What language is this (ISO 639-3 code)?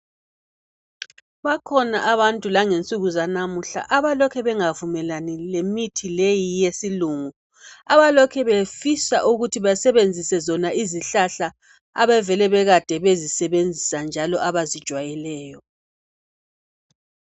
nde